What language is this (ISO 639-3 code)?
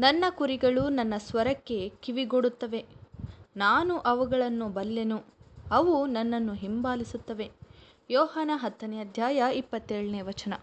kan